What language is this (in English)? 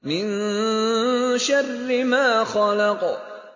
Arabic